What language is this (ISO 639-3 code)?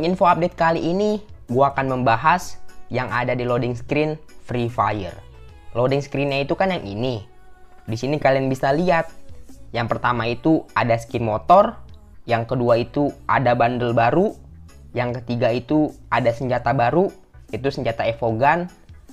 ind